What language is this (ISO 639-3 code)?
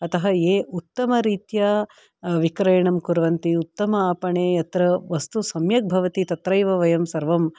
san